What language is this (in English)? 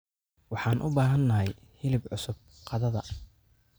Somali